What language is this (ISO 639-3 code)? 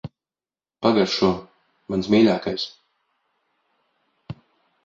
lav